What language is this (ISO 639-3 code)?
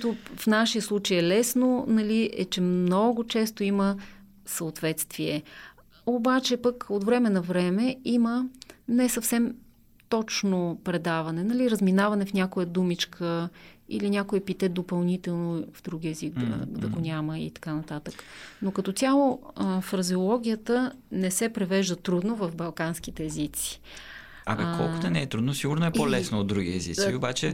bul